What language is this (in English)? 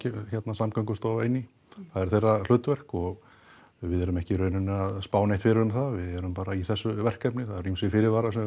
Icelandic